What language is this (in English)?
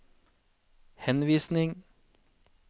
Norwegian